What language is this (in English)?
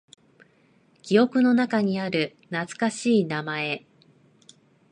Japanese